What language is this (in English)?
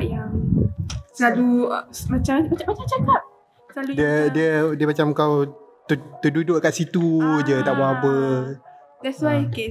Malay